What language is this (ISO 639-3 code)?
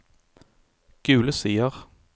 nor